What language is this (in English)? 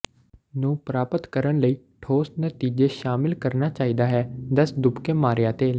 Punjabi